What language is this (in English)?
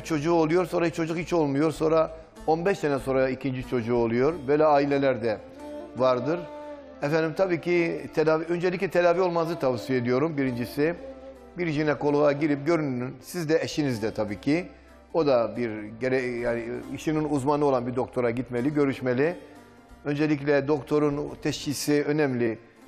Turkish